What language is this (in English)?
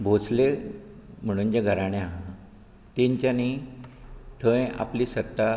Konkani